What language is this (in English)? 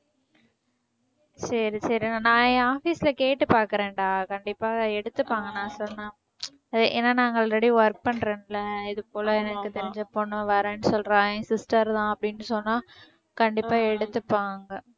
Tamil